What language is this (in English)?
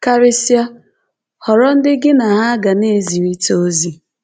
Igbo